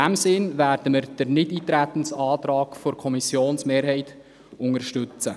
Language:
Swiss German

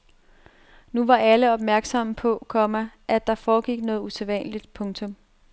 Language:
Danish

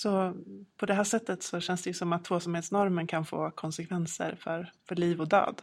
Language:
Swedish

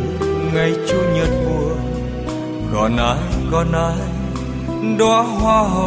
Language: Vietnamese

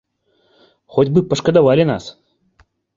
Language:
Belarusian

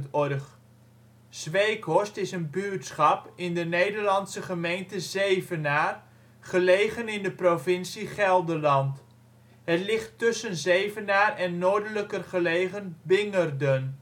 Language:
Dutch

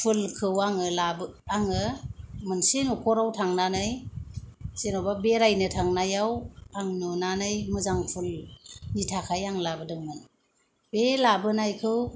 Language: Bodo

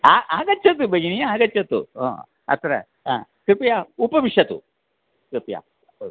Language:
Sanskrit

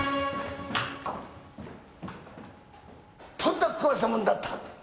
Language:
Japanese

